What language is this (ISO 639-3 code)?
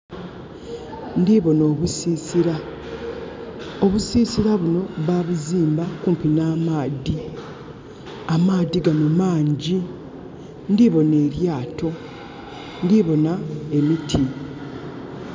xog